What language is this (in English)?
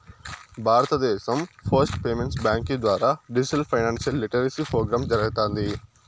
Telugu